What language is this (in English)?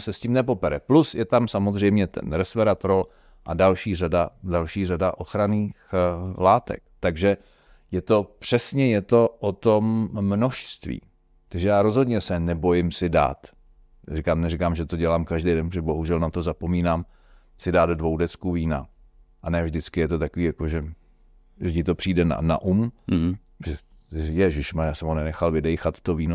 Czech